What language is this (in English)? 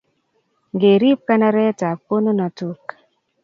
Kalenjin